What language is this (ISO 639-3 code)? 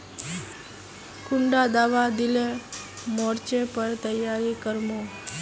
mag